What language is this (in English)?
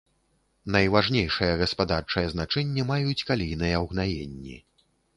Belarusian